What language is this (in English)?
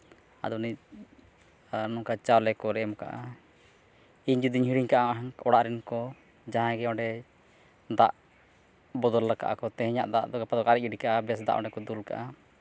Santali